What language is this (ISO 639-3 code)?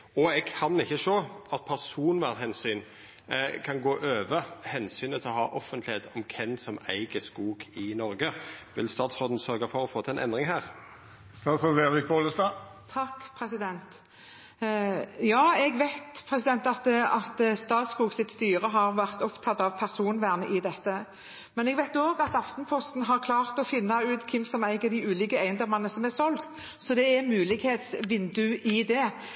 nor